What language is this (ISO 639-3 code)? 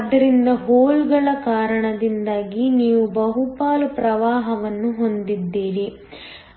kan